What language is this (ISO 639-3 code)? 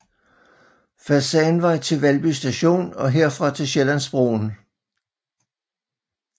dan